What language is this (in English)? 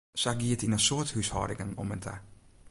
Western Frisian